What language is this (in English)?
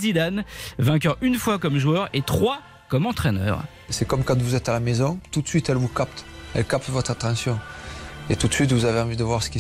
French